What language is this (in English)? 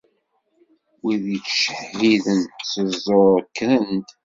Kabyle